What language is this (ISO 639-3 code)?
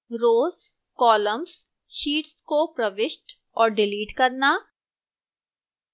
hin